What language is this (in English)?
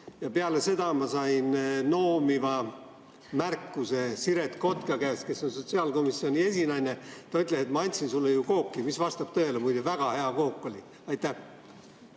Estonian